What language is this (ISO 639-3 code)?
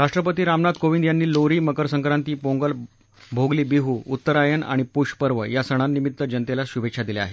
mar